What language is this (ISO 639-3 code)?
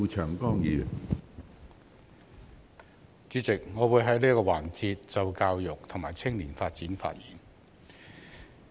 yue